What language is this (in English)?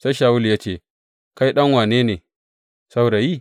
Hausa